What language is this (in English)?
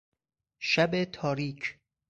Persian